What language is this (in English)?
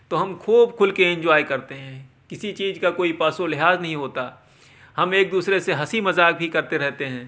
Urdu